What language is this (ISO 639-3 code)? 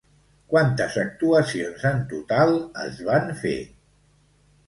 cat